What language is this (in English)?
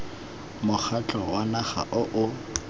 Tswana